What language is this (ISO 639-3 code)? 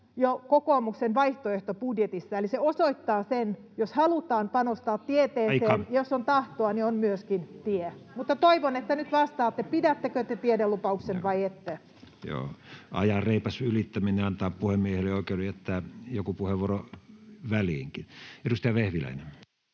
fin